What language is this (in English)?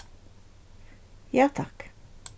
Faroese